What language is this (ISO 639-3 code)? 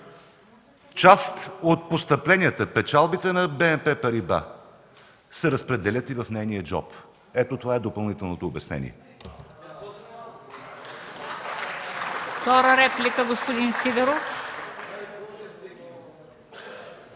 bul